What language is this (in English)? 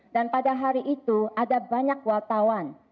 Indonesian